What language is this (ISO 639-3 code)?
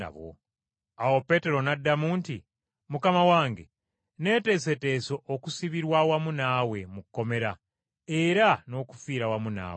lug